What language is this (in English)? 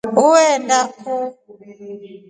Rombo